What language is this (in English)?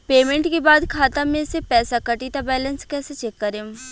Bhojpuri